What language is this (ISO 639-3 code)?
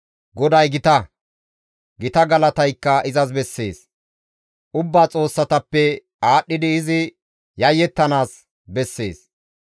gmv